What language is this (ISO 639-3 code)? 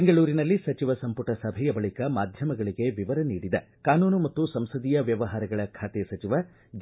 kan